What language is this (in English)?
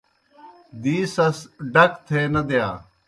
Kohistani Shina